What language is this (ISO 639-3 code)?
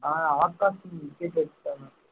tam